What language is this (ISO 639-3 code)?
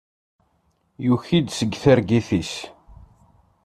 kab